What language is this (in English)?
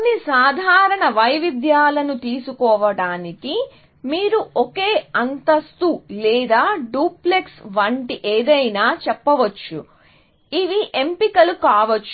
Telugu